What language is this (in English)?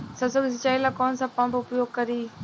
Bhojpuri